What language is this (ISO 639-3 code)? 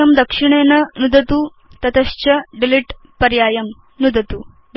san